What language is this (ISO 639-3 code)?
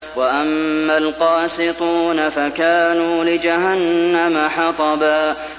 ara